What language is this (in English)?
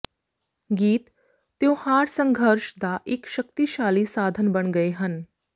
Punjabi